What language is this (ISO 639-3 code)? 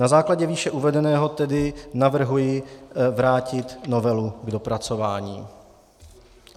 ces